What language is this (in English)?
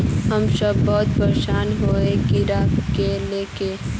Magahi